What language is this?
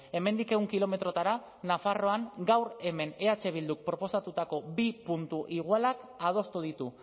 Basque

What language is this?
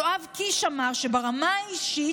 Hebrew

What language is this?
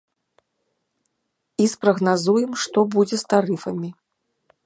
Belarusian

